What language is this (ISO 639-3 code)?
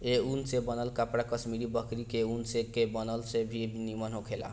bho